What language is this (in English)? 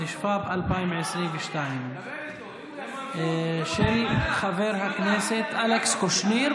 Hebrew